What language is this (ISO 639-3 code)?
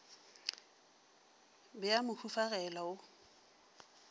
nso